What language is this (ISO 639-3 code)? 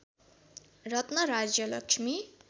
nep